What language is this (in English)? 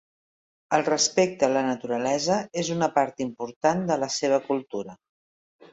Catalan